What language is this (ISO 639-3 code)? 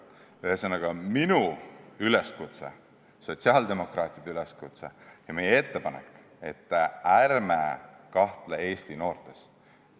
est